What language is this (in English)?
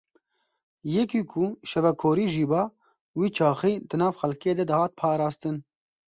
Kurdish